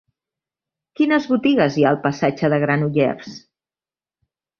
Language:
Catalan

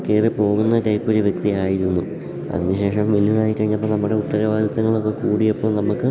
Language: Malayalam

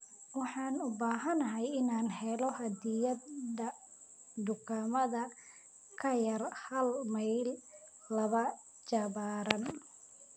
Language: Somali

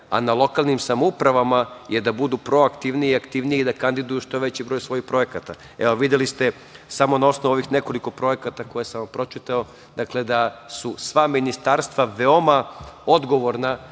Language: Serbian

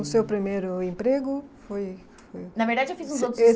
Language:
Portuguese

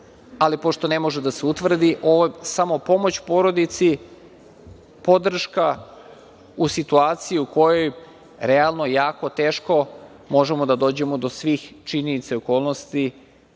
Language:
Serbian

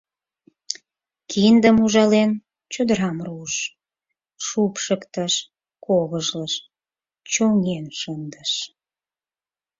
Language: Mari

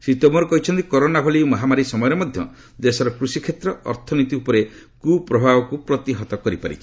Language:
Odia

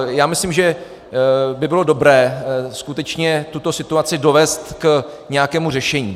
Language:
Czech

